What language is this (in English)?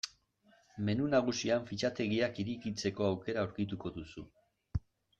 Basque